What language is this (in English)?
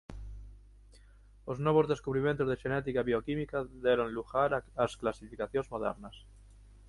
Galician